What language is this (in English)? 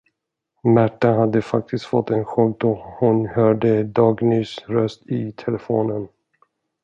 Swedish